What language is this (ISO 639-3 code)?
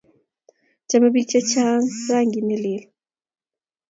kln